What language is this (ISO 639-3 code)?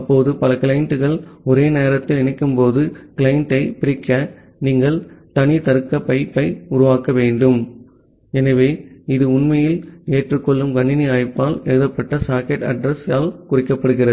tam